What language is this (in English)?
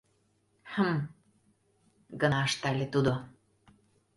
Mari